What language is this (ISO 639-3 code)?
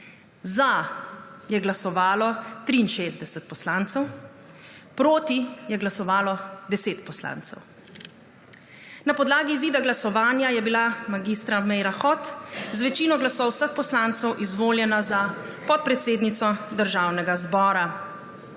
slv